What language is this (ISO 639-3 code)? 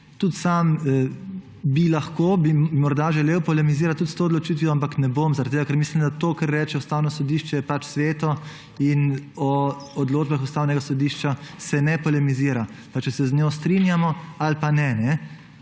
slv